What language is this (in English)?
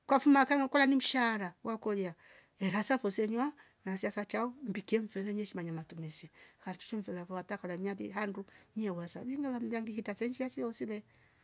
Rombo